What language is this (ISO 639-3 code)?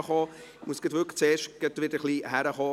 gsw